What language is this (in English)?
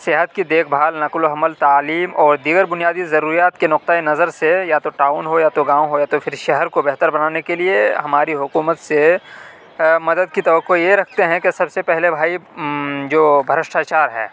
Urdu